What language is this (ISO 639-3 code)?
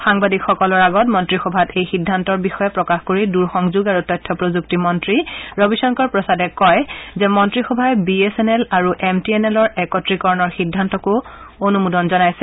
asm